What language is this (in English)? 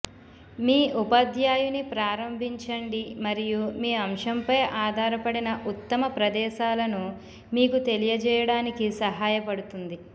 Telugu